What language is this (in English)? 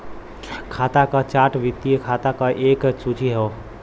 Bhojpuri